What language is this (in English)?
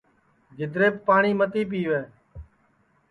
Sansi